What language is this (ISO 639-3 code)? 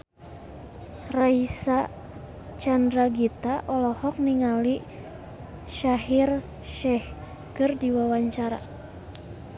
sun